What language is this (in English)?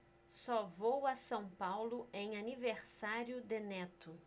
Portuguese